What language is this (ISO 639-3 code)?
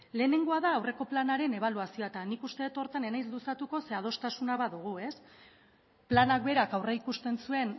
eus